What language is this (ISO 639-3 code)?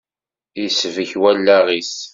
kab